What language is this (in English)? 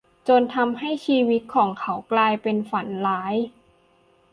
Thai